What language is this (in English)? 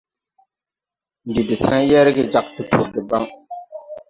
Tupuri